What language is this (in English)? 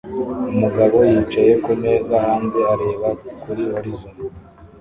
Kinyarwanda